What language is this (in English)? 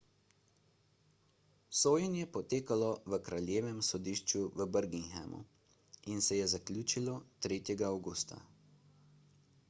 Slovenian